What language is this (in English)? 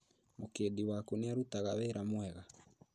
Kikuyu